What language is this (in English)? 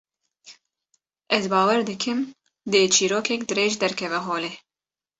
Kurdish